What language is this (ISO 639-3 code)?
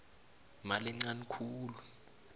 nbl